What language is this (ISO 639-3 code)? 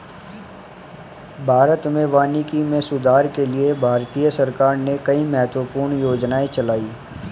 hin